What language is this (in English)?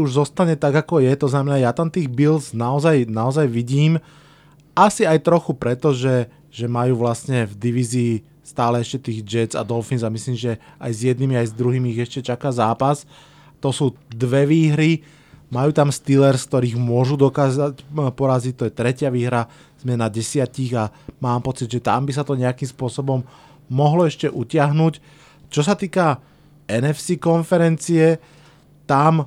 Slovak